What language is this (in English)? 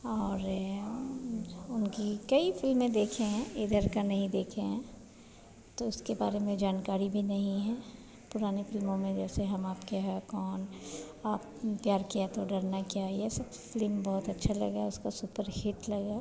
Hindi